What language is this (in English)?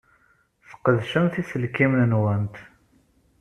Kabyle